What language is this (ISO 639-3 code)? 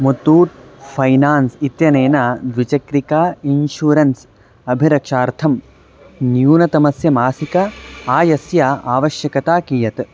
san